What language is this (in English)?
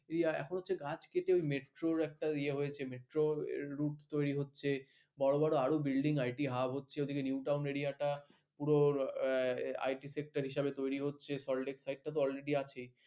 Bangla